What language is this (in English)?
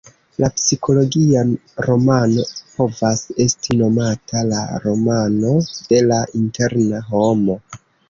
Esperanto